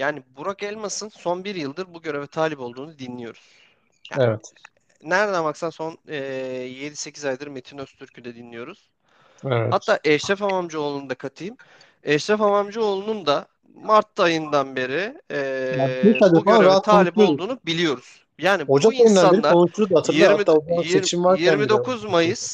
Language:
Turkish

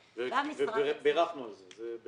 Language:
Hebrew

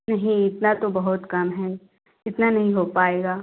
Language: Hindi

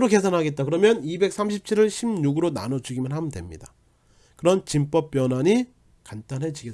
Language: Korean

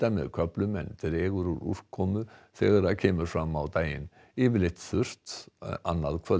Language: Icelandic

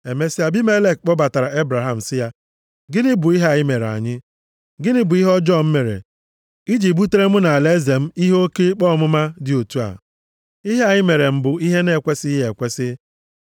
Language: Igbo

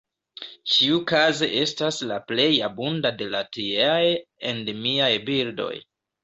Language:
Esperanto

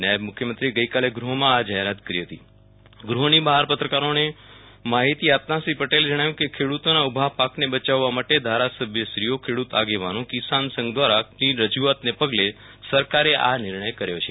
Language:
Gujarati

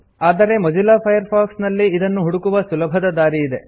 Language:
Kannada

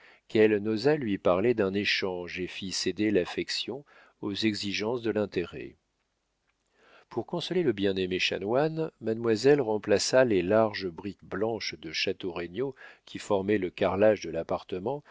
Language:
French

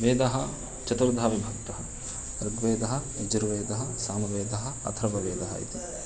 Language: Sanskrit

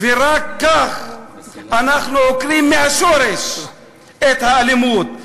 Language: Hebrew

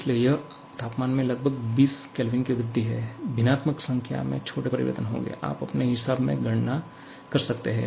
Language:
Hindi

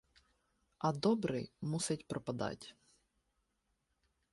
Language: Ukrainian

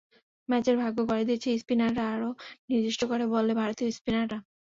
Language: Bangla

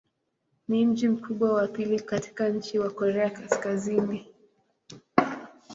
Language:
Swahili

